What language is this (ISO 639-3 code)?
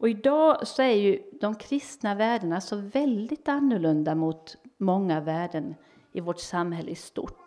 swe